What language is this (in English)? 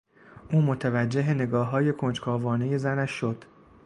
Persian